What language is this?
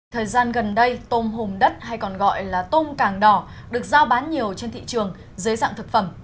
Vietnamese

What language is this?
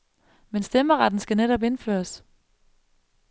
Danish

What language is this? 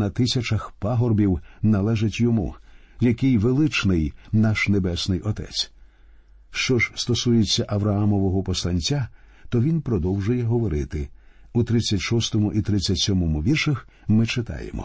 Ukrainian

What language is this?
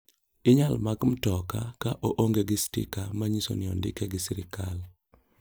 Luo (Kenya and Tanzania)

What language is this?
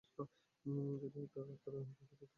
Bangla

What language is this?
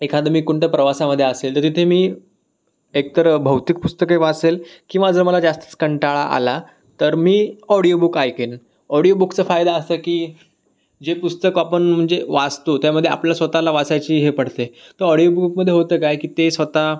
Marathi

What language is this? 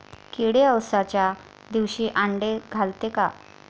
Marathi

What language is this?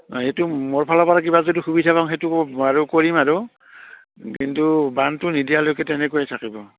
Assamese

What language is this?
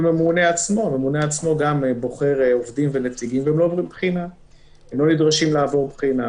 Hebrew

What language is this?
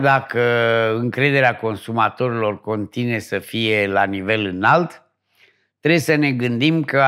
Romanian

